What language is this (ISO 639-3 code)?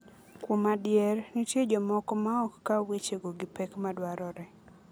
luo